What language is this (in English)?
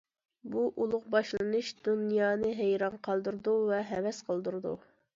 Uyghur